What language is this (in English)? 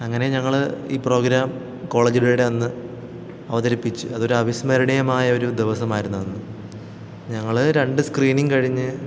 Malayalam